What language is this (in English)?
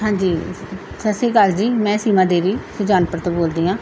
Punjabi